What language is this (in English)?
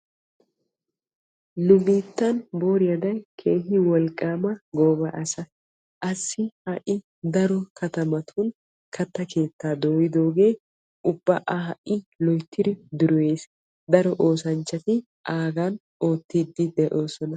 Wolaytta